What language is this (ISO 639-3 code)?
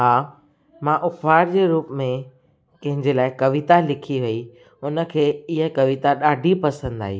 snd